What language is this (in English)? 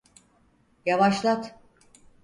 Turkish